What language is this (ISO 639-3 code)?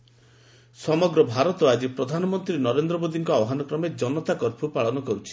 ori